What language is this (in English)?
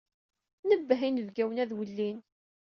Kabyle